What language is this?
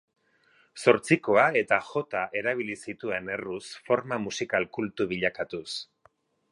Basque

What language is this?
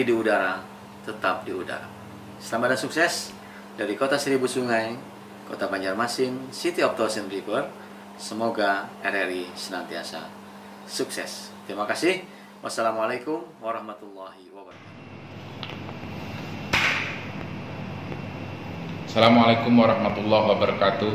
Indonesian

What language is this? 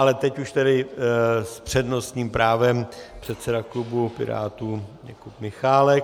Czech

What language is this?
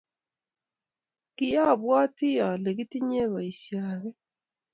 Kalenjin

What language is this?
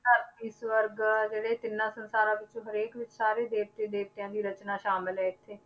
Punjabi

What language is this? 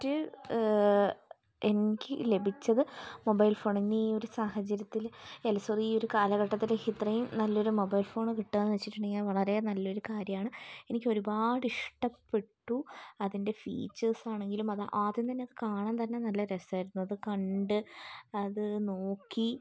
Malayalam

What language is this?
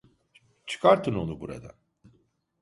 Turkish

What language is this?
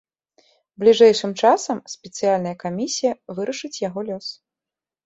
Belarusian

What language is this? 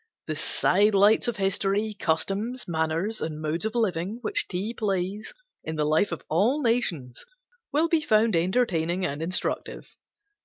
English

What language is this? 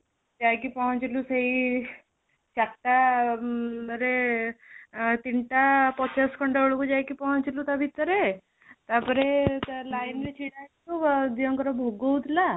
Odia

